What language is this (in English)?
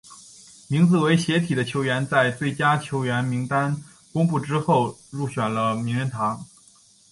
Chinese